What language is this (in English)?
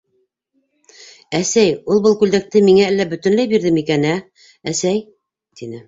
Bashkir